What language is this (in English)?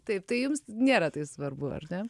Lithuanian